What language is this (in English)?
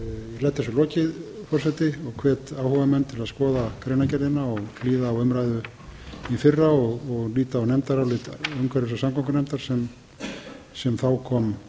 Icelandic